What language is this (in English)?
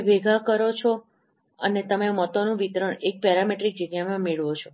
Gujarati